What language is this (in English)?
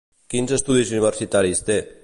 Catalan